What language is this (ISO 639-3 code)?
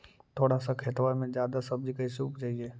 mag